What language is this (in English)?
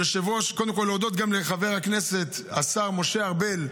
Hebrew